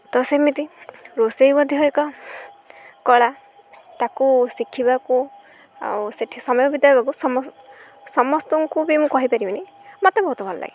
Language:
Odia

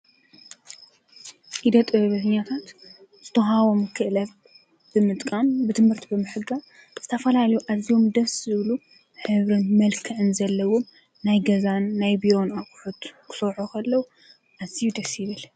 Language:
Tigrinya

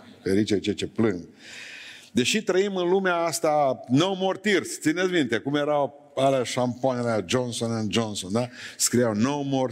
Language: Romanian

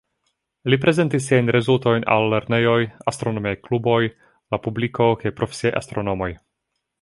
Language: Esperanto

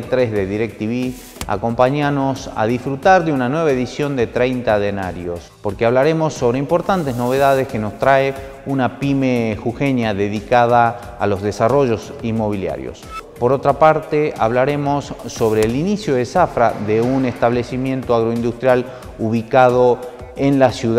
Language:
Spanish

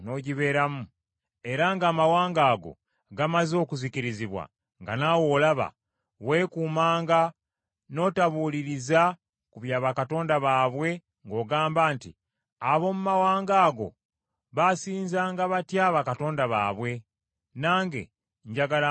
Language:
Ganda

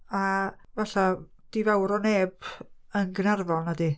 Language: Welsh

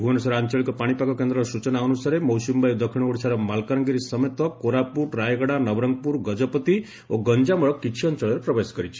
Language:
Odia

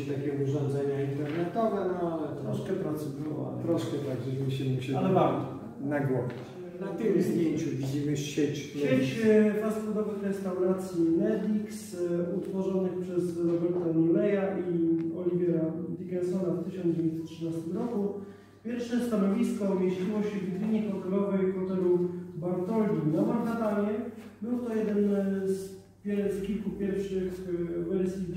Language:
Polish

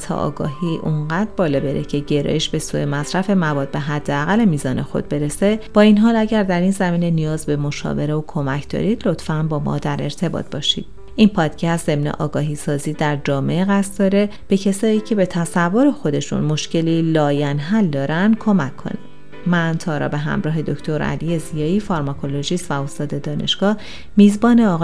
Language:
Persian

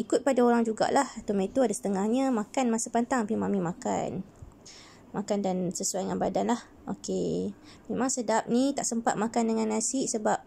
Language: Malay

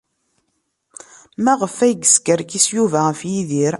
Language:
Kabyle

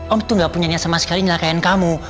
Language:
Indonesian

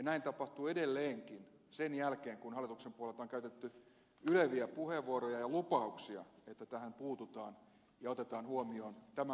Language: Finnish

